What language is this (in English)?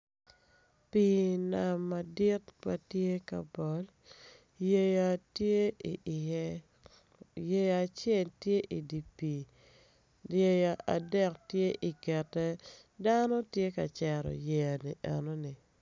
Acoli